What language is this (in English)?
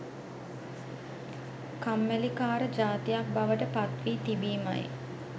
Sinhala